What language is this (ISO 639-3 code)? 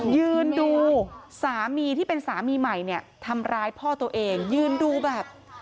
tha